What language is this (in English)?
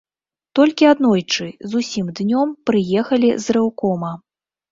Belarusian